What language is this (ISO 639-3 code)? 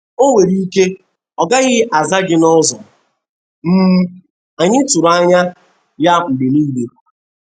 ibo